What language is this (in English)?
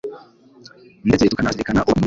Kinyarwanda